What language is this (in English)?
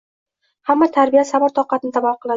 Uzbek